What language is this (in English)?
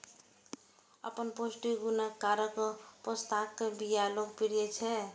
Maithili